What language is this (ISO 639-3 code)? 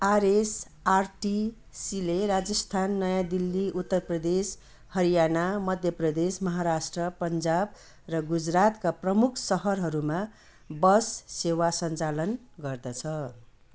nep